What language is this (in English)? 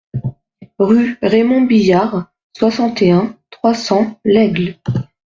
French